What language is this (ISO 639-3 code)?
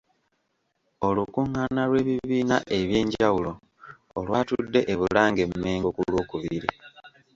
lug